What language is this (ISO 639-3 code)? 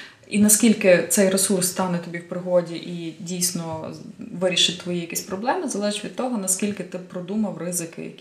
ukr